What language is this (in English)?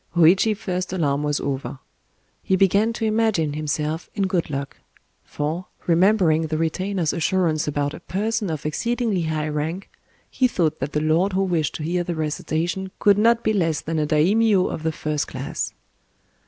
English